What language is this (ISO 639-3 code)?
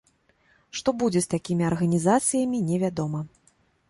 bel